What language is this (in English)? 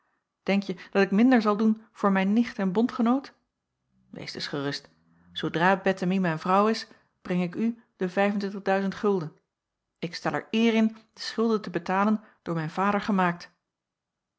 Dutch